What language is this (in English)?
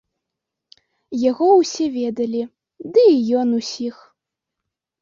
Belarusian